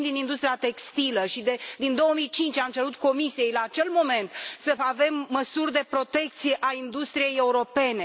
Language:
Romanian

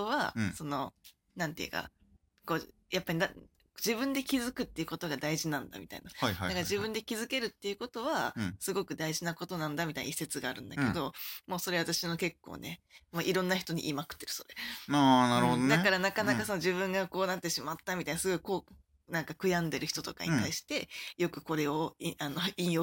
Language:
Japanese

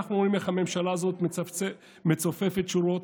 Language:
Hebrew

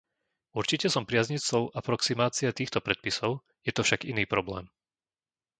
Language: Slovak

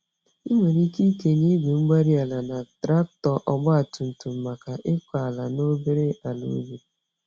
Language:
Igbo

